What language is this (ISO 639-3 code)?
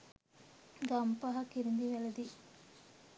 sin